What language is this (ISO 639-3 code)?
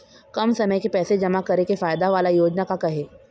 hne